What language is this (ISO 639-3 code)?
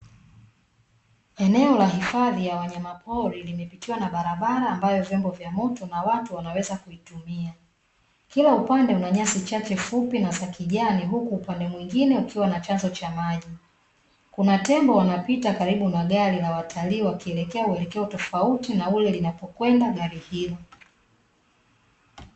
swa